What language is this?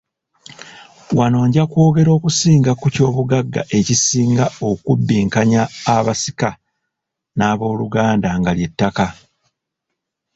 Ganda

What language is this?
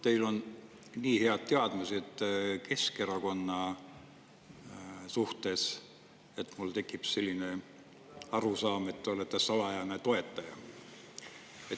Estonian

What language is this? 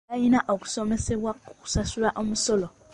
Ganda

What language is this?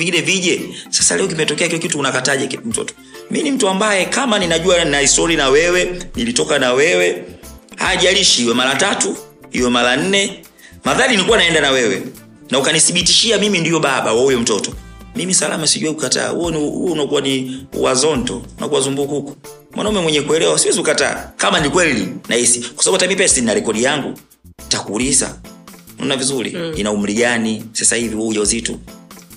Swahili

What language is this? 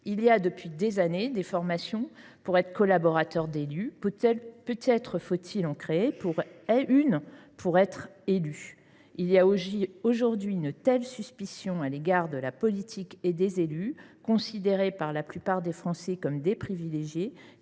French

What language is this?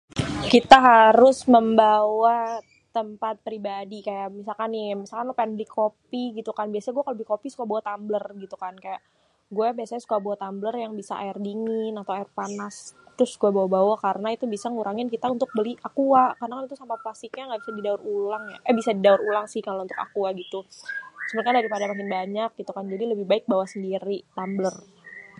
Betawi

